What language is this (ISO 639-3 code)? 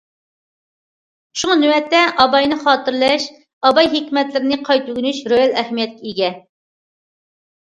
uig